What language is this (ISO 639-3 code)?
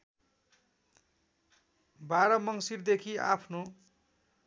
nep